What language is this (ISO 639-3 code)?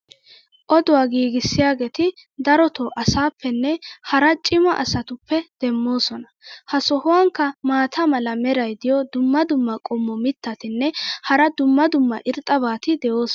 wal